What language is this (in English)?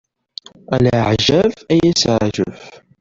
Kabyle